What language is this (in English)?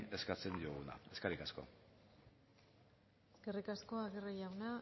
Basque